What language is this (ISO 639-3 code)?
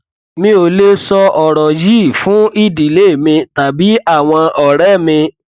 yor